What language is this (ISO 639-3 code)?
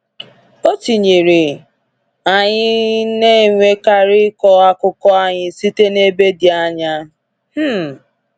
ibo